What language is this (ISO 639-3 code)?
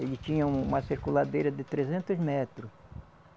por